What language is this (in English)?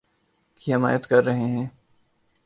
Urdu